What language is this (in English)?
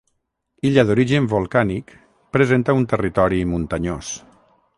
Catalan